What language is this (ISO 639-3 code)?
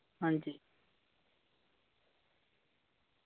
doi